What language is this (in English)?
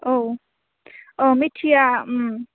Bodo